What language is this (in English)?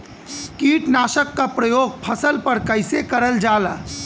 Bhojpuri